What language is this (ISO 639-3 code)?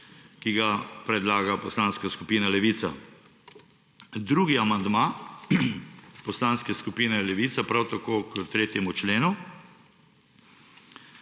slv